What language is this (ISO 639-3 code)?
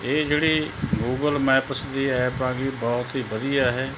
pan